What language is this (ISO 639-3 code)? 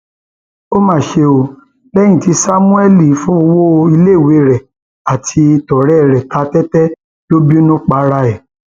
yor